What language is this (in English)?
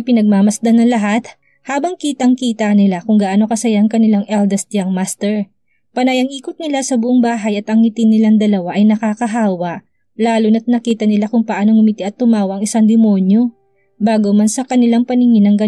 Filipino